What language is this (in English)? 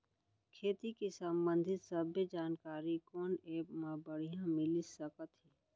Chhattisgarhi